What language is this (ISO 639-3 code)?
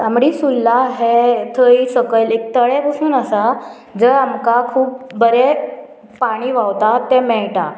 kok